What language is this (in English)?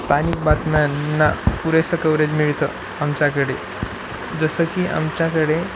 Marathi